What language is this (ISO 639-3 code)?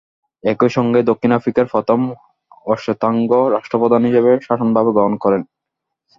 ben